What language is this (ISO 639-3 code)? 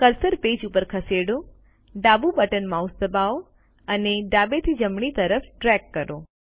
guj